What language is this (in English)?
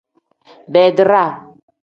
Tem